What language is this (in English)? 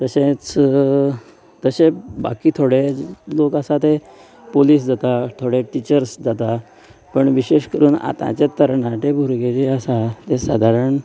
Konkani